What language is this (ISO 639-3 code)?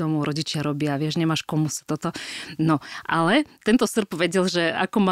slk